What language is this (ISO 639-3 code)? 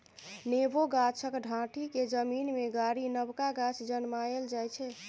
mai